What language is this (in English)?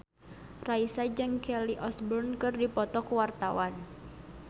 Sundanese